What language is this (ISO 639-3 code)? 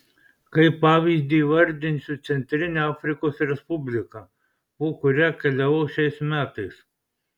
lit